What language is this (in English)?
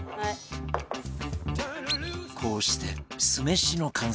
Japanese